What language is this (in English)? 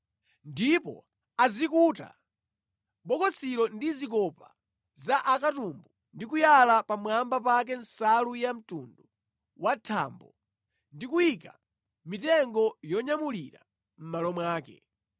Nyanja